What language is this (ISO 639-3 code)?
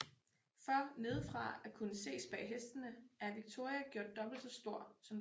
dan